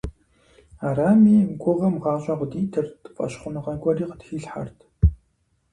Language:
Kabardian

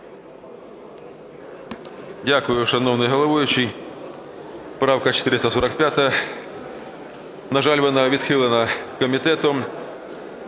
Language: Ukrainian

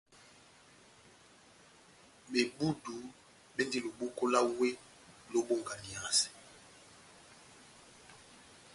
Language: Batanga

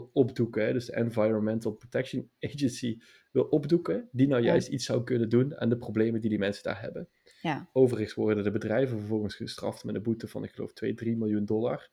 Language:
Dutch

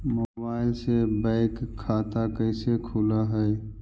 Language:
Magahi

